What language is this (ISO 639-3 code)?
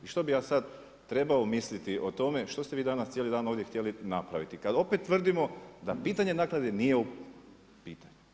hrv